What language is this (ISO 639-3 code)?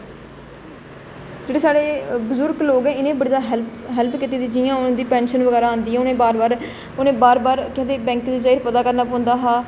doi